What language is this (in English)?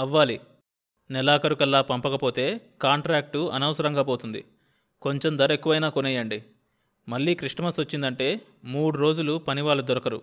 Telugu